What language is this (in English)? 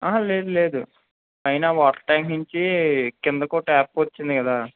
Telugu